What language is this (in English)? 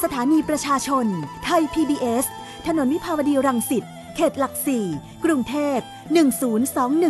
Thai